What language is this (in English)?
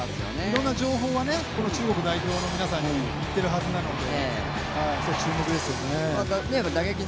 Japanese